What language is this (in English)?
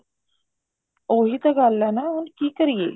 Punjabi